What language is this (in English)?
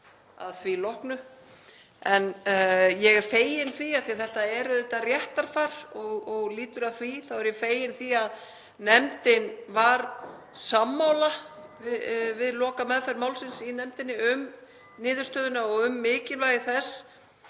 Icelandic